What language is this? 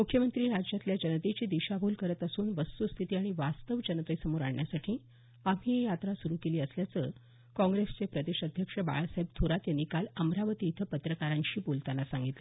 Marathi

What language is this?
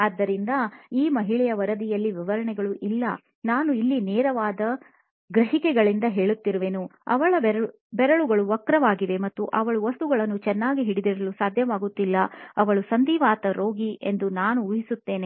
Kannada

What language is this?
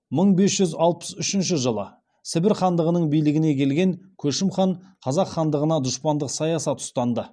Kazakh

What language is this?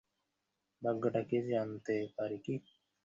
Bangla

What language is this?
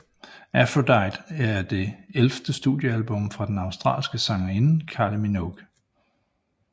Danish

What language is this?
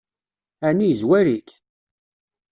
Kabyle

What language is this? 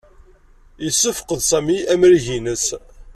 Kabyle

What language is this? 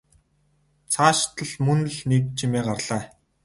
Mongolian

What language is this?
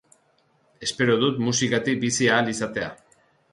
Basque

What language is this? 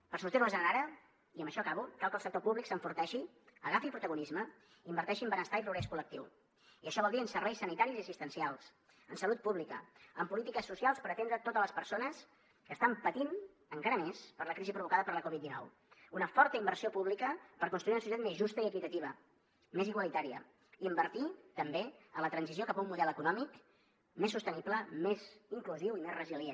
Catalan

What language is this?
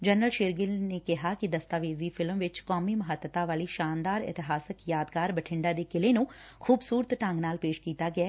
Punjabi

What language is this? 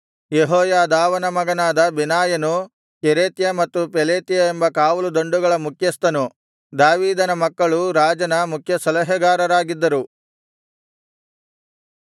Kannada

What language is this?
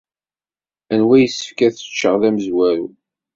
Kabyle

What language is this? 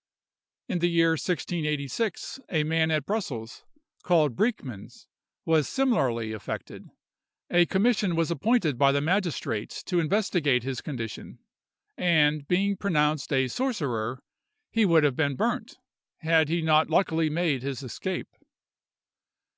English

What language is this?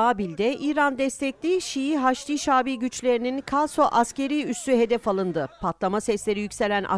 Turkish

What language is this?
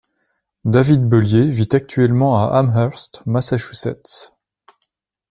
French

